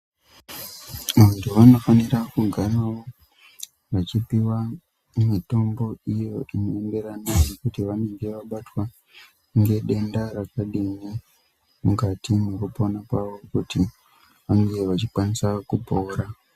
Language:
Ndau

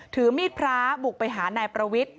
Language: Thai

